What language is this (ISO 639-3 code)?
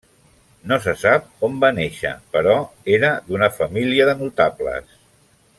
cat